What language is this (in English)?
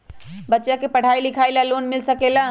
Magahi